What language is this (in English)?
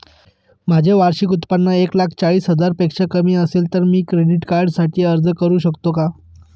Marathi